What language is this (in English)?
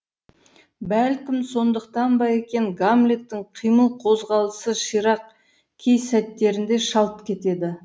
Kazakh